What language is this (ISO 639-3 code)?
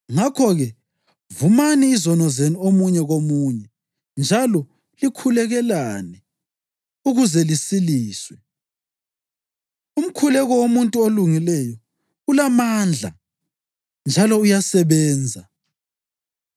nde